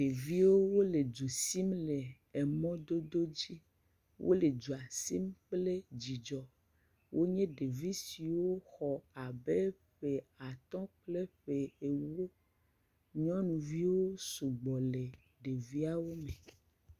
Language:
Ewe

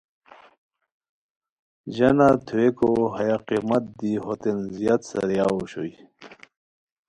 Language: Khowar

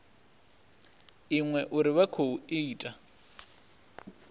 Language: Venda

